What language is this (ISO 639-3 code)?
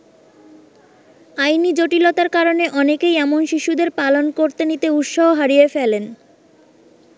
ben